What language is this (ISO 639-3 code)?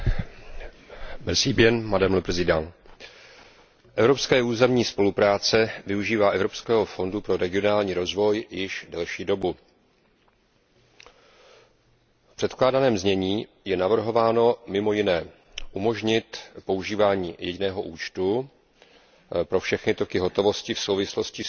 ces